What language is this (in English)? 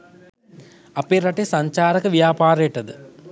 Sinhala